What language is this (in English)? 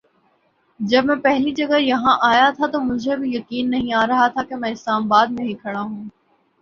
Urdu